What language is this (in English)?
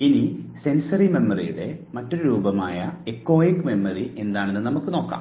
Malayalam